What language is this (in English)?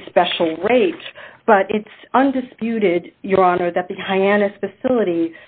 English